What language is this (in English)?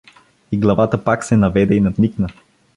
Bulgarian